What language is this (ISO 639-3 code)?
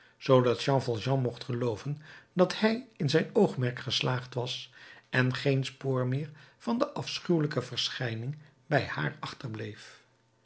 nld